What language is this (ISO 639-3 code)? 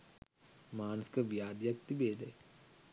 sin